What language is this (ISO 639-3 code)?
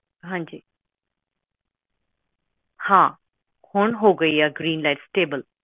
pan